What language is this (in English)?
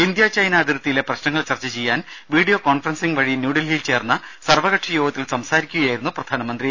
Malayalam